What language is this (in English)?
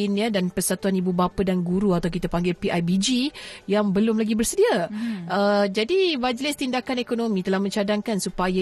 Malay